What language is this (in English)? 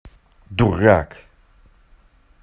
Russian